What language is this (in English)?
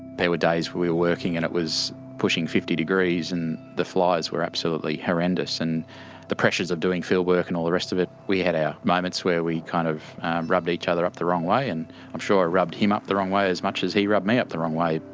English